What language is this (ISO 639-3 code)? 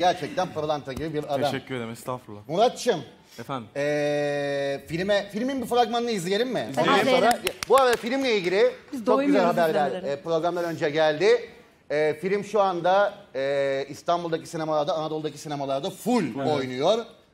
tur